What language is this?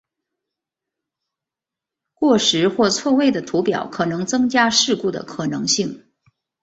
Chinese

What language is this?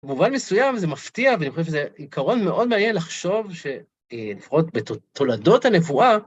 Hebrew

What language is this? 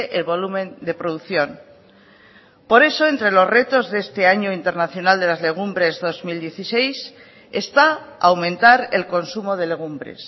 Spanish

